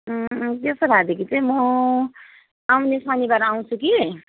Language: Nepali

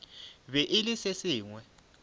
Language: Northern Sotho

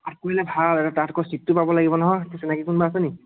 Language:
Assamese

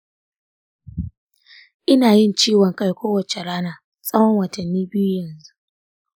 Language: Hausa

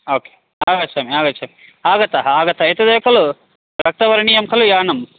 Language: Sanskrit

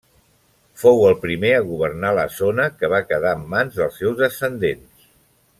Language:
Catalan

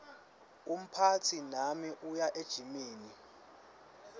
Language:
Swati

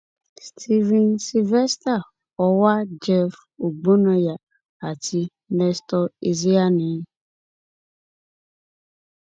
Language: Yoruba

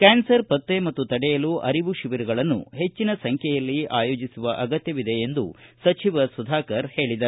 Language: Kannada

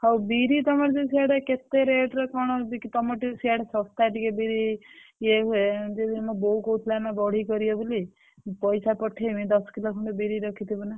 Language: Odia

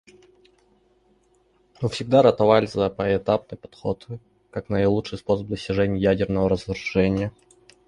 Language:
Russian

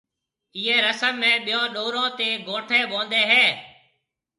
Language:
Marwari (Pakistan)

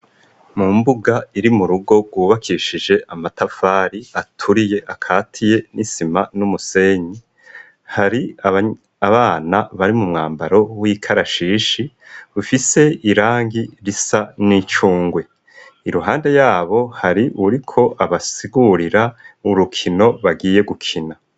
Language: Rundi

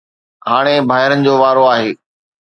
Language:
Sindhi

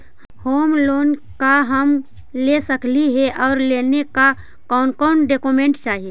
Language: Magahi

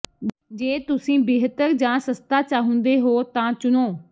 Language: Punjabi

